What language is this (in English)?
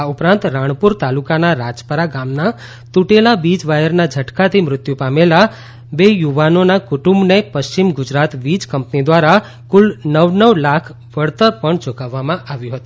Gujarati